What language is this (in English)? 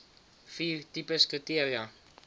Afrikaans